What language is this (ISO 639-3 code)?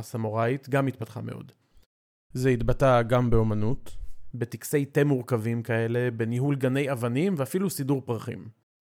heb